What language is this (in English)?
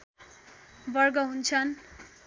Nepali